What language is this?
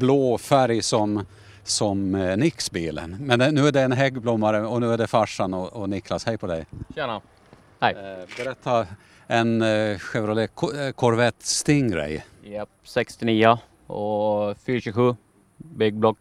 Swedish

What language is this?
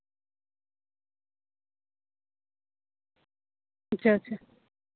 Santali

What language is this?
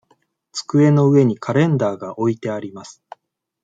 Japanese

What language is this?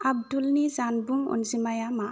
Bodo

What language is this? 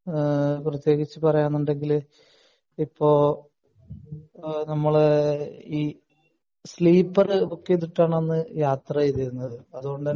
Malayalam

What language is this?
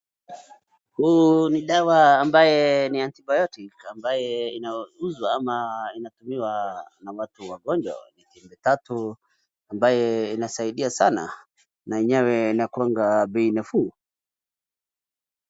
Swahili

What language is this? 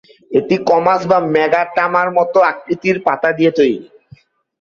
Bangla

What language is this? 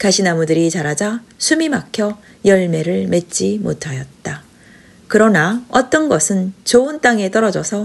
Korean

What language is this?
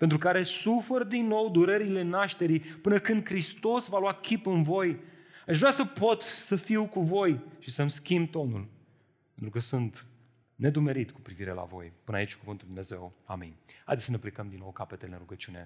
Romanian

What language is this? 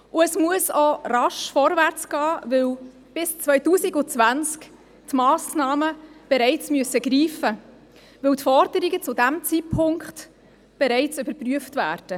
Swiss German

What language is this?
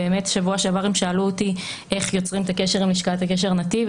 Hebrew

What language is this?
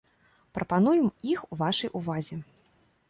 Belarusian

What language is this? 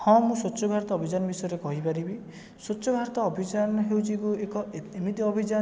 Odia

